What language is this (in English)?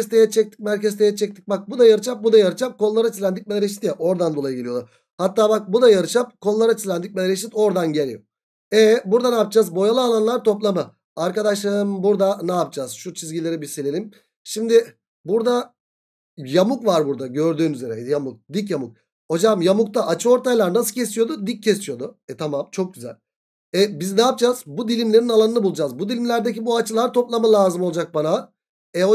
Turkish